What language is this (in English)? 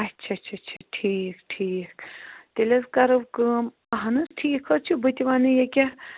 Kashmiri